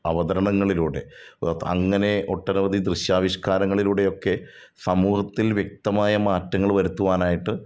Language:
Malayalam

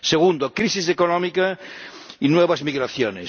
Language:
Spanish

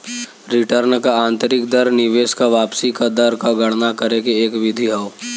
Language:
Bhojpuri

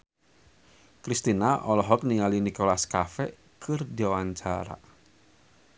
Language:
Sundanese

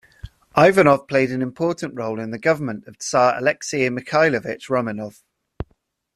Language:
English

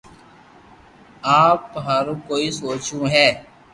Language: Loarki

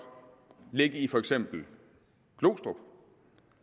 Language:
Danish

